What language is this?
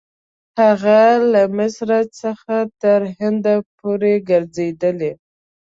Pashto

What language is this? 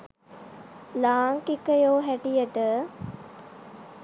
Sinhala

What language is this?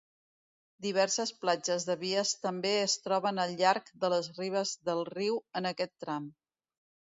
Catalan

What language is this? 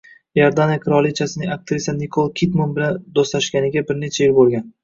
Uzbek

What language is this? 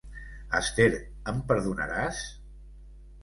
Catalan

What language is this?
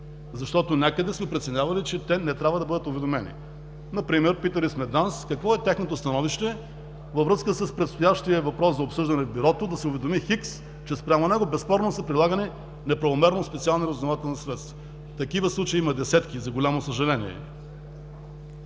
Bulgarian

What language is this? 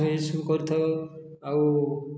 Odia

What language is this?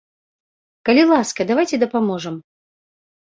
Belarusian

